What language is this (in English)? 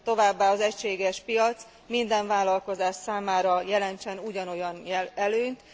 Hungarian